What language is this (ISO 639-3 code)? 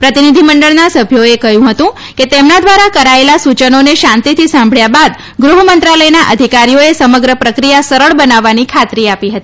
guj